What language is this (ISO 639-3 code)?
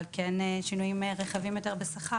heb